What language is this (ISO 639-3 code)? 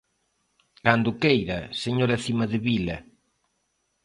glg